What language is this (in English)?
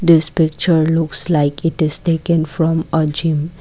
English